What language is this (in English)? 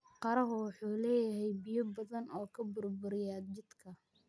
Somali